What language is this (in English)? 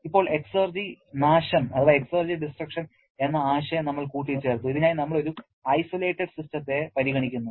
Malayalam